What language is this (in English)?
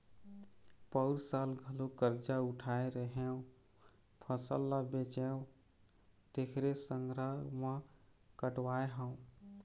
Chhattisgarhi